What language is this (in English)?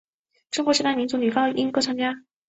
Chinese